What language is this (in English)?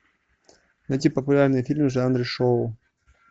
Russian